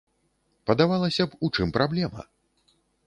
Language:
Belarusian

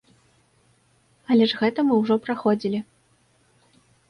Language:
Belarusian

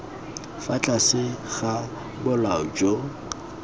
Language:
Tswana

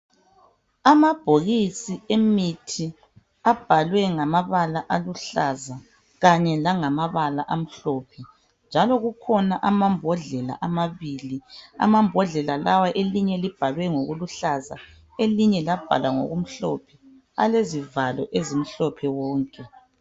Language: North Ndebele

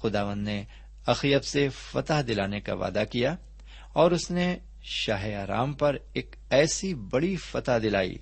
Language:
Urdu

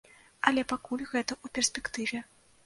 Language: Belarusian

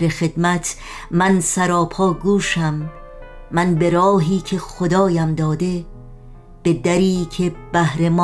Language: Persian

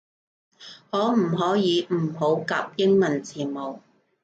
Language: Cantonese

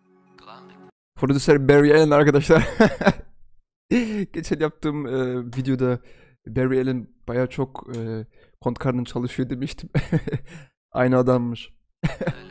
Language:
Turkish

